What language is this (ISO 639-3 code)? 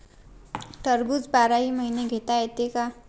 mar